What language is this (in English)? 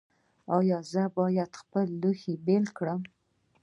Pashto